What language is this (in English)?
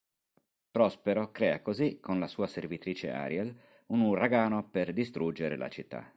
Italian